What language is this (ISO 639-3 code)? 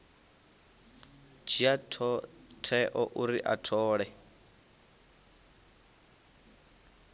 ven